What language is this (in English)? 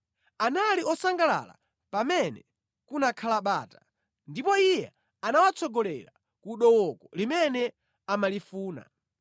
Nyanja